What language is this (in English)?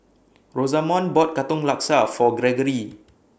English